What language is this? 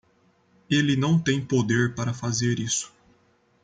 Portuguese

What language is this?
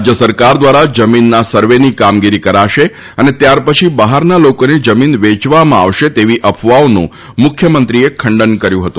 Gujarati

